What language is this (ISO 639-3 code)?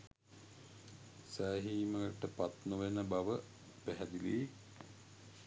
sin